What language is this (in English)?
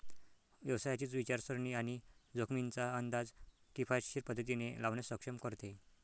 Marathi